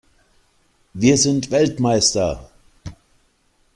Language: German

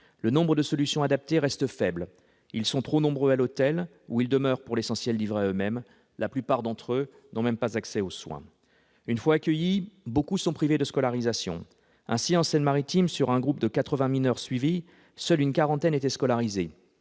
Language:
French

